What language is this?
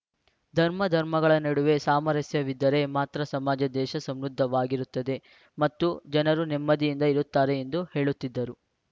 Kannada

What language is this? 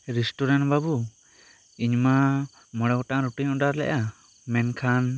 Santali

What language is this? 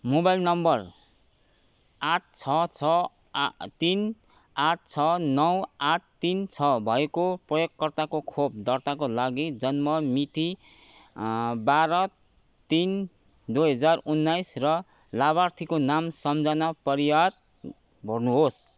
Nepali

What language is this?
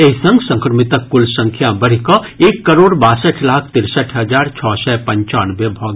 Maithili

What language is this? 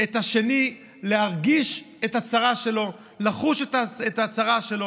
Hebrew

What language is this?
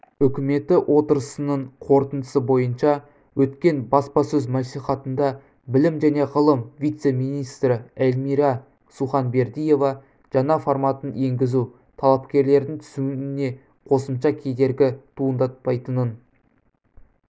Kazakh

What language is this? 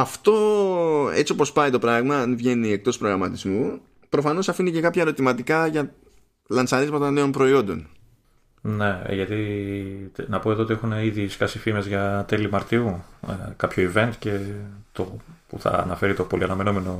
Greek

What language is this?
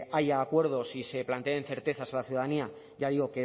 Spanish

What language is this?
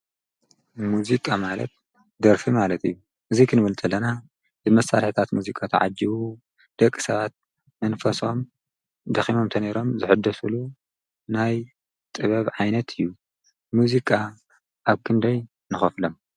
Tigrinya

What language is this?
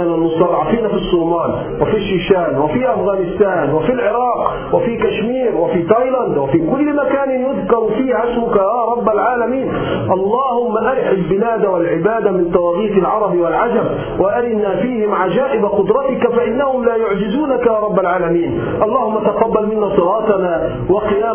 Arabic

